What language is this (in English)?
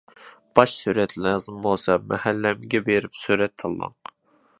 Uyghur